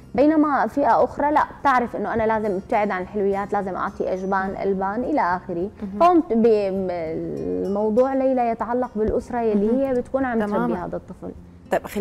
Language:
Arabic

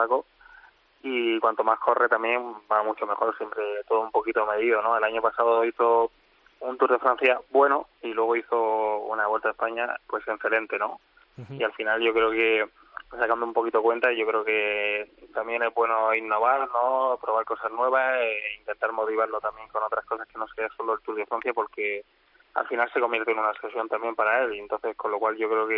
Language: Spanish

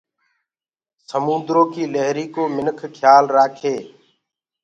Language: Gurgula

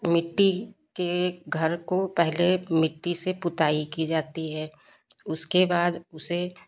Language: Hindi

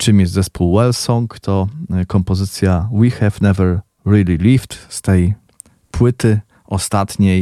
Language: Polish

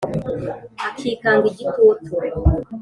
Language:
Kinyarwanda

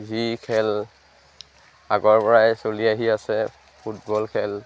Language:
Assamese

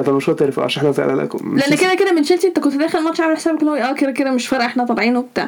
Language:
Arabic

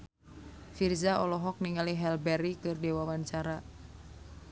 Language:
Sundanese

